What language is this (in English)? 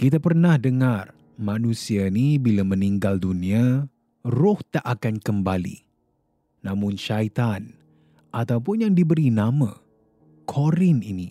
Malay